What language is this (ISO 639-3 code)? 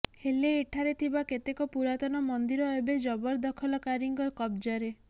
ori